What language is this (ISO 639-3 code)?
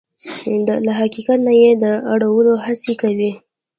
pus